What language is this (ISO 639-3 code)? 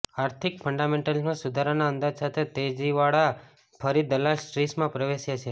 guj